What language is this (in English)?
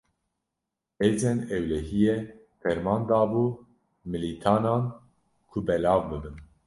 Kurdish